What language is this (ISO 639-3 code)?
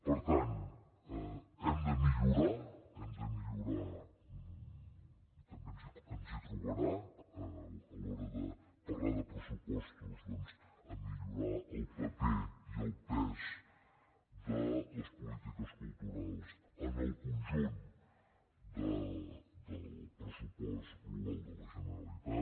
cat